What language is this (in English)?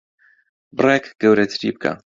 Central Kurdish